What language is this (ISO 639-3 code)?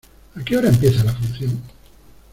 spa